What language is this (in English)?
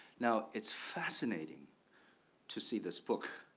English